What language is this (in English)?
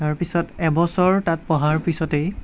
Assamese